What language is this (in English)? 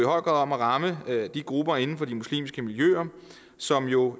Danish